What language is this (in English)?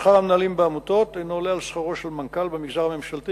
Hebrew